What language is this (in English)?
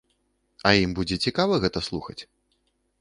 Belarusian